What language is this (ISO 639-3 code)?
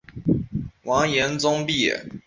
zho